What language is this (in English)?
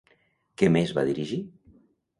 Catalan